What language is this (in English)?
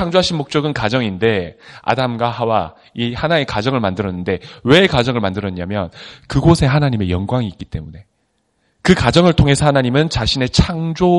Korean